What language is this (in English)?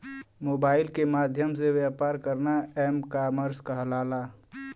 Bhojpuri